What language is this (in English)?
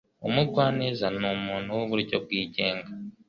Kinyarwanda